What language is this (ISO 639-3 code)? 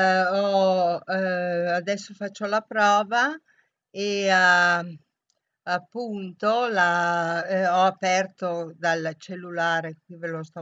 ita